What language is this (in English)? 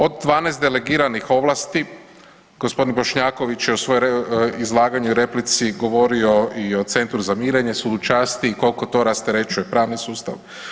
Croatian